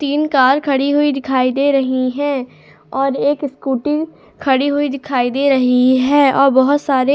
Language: Hindi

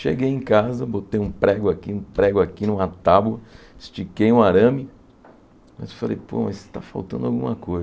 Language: Portuguese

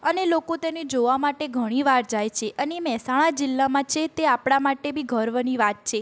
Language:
Gujarati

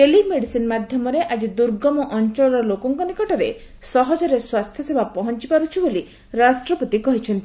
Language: Odia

